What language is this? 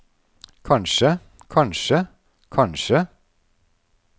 Norwegian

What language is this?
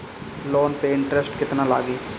Bhojpuri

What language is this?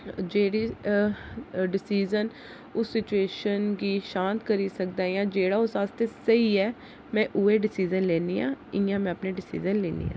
Dogri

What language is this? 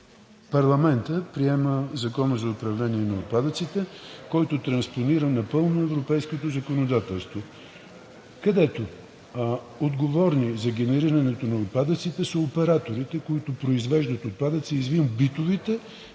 Bulgarian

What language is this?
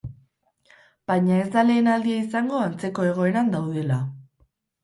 Basque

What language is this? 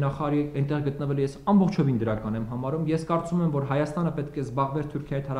Romanian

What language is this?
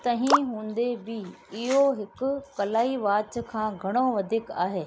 Sindhi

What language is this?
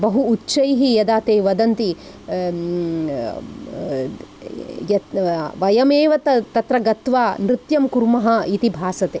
Sanskrit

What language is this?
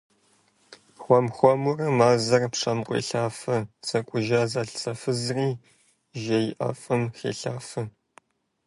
Kabardian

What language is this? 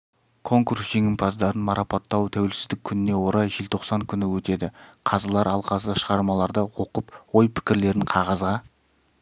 Kazakh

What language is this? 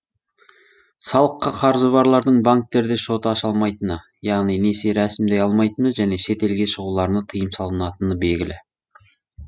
Kazakh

